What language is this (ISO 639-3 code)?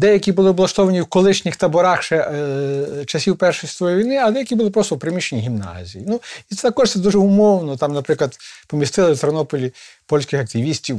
ukr